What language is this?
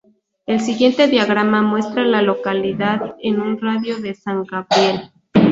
Spanish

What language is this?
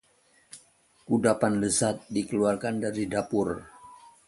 Indonesian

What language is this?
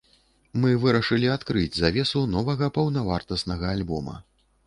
Belarusian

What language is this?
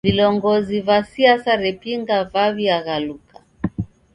Taita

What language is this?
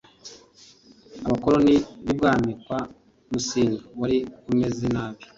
Kinyarwanda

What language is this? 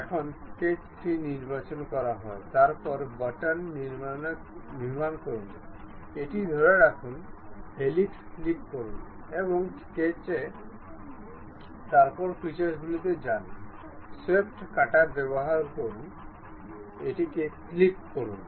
Bangla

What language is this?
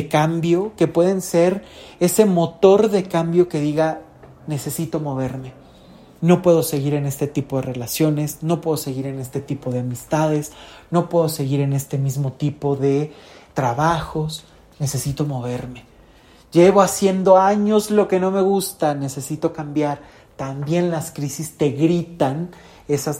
Spanish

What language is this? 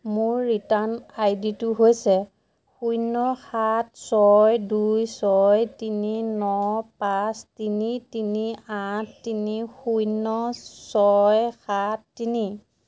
Assamese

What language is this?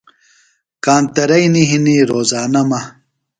Phalura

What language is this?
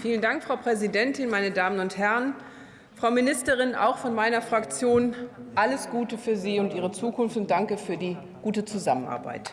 German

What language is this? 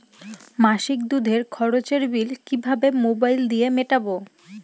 Bangla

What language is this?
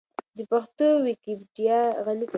Pashto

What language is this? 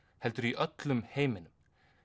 Icelandic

